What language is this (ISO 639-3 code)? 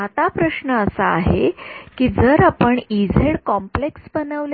mar